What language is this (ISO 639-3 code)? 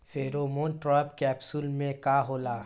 bho